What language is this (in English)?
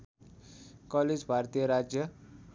Nepali